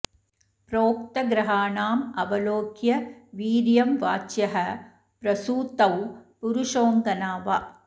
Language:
Sanskrit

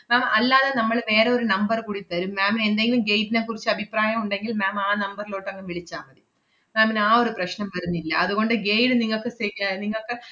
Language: Malayalam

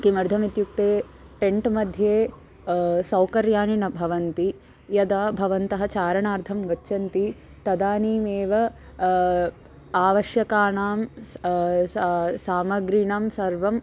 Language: Sanskrit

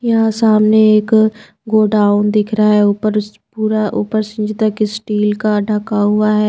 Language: Hindi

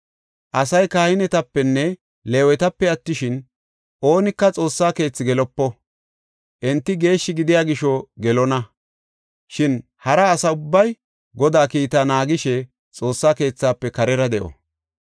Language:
Gofa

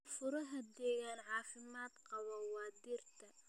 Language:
Somali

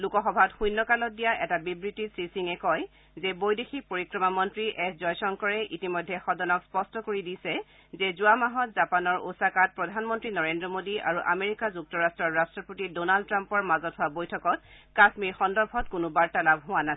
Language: Assamese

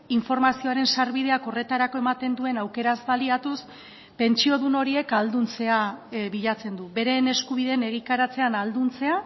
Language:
Basque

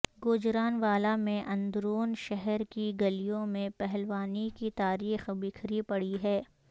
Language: Urdu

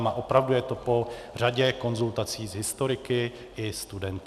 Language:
Czech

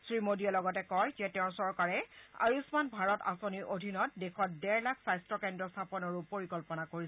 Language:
Assamese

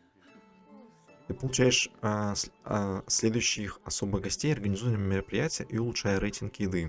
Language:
Russian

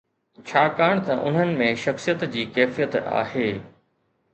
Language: Sindhi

